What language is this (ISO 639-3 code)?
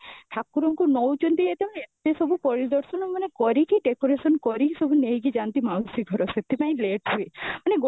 ori